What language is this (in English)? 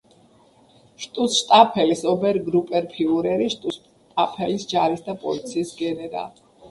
Georgian